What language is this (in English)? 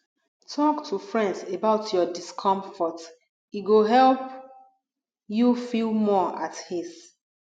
Nigerian Pidgin